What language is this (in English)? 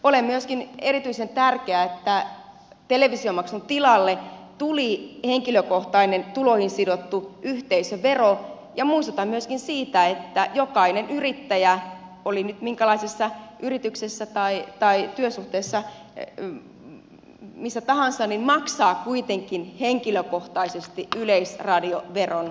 Finnish